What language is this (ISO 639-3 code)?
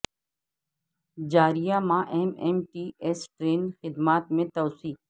urd